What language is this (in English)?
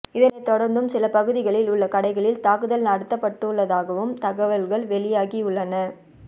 Tamil